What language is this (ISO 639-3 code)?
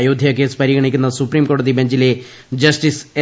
mal